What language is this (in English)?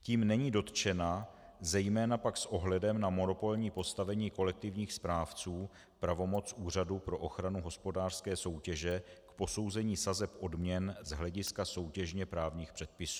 Czech